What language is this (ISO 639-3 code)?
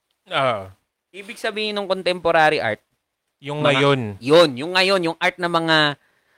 fil